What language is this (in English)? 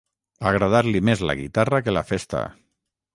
Catalan